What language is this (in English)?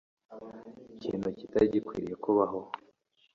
Kinyarwanda